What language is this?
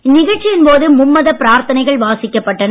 Tamil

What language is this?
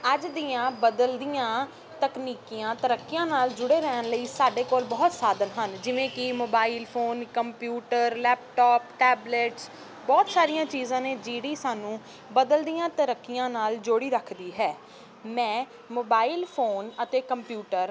Punjabi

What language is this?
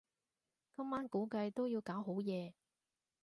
Cantonese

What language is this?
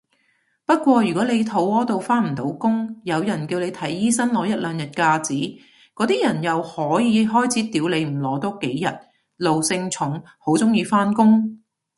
Cantonese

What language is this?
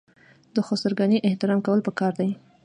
Pashto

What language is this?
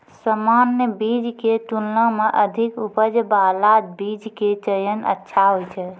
Maithili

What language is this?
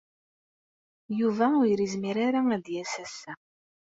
Kabyle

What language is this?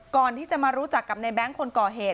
Thai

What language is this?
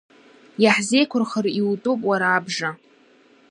Abkhazian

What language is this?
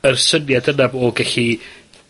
Welsh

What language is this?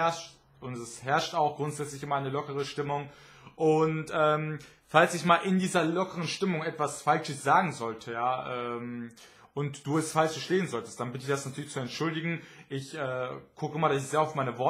German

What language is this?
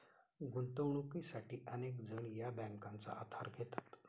Marathi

